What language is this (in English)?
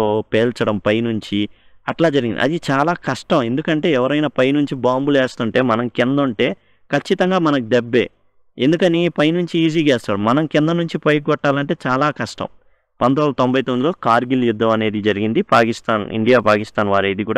Telugu